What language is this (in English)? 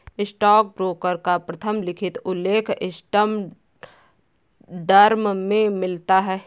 Hindi